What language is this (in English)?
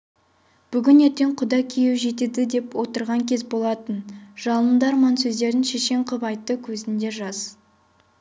Kazakh